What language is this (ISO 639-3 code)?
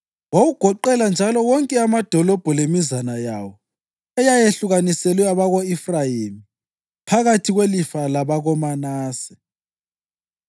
nde